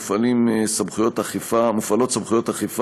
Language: Hebrew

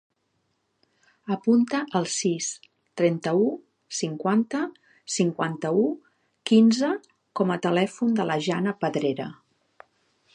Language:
Catalan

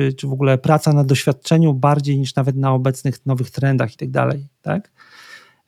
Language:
Polish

